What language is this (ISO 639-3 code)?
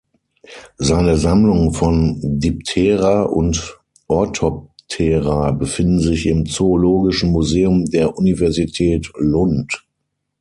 deu